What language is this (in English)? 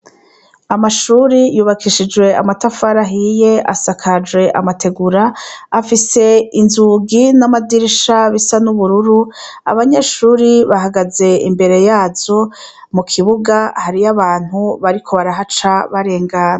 Rundi